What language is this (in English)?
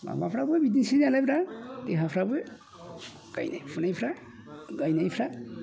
Bodo